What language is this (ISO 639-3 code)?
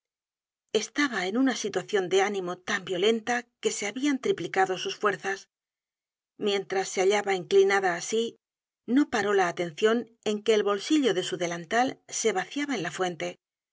spa